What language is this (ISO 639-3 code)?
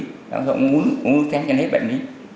vie